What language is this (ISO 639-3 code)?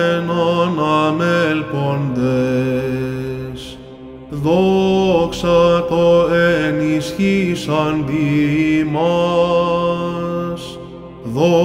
ell